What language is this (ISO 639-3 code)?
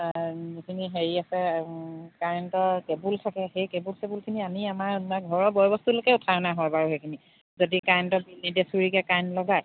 asm